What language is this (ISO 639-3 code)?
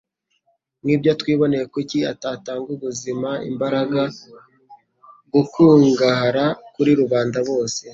kin